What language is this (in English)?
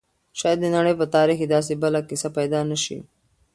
Pashto